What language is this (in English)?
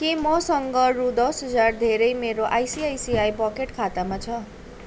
Nepali